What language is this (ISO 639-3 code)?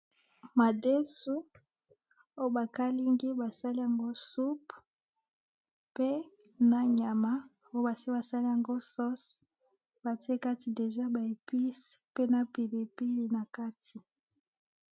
lin